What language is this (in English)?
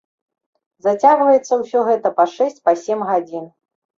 Belarusian